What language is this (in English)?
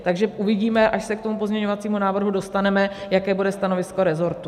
Czech